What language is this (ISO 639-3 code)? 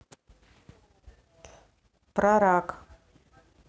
rus